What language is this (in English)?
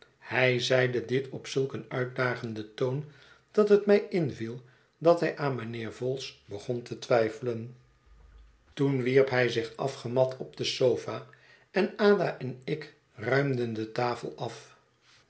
Dutch